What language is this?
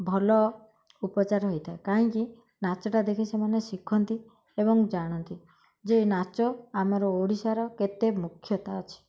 Odia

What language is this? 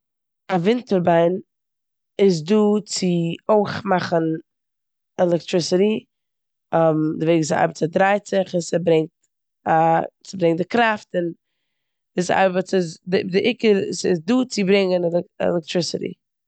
Yiddish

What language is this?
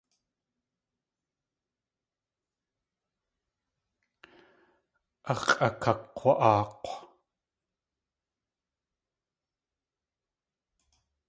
Tlingit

